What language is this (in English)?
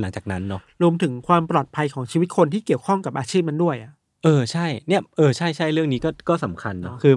Thai